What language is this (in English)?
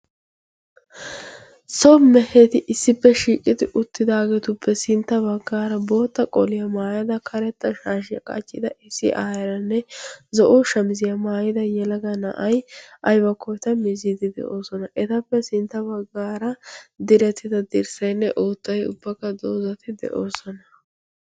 Wolaytta